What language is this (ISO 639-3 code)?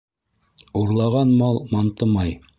bak